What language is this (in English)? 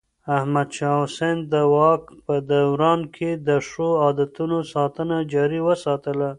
Pashto